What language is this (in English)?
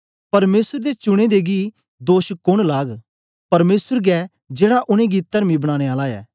Dogri